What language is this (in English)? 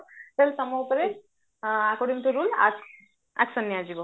Odia